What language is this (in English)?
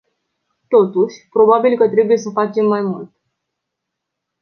Romanian